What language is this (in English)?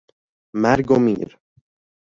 Persian